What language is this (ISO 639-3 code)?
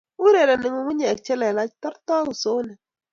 kln